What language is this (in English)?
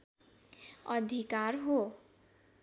Nepali